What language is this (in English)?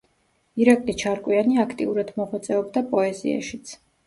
Georgian